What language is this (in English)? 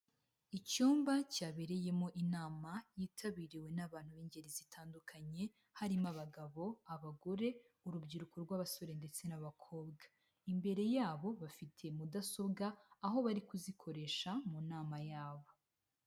Kinyarwanda